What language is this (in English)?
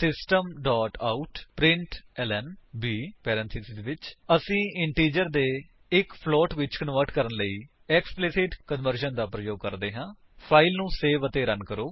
Punjabi